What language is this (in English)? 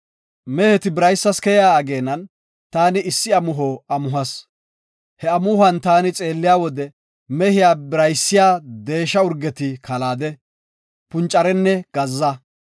Gofa